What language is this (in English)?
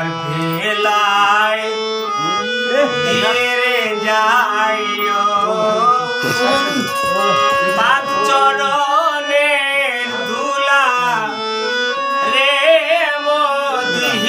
German